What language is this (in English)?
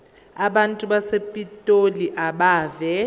Zulu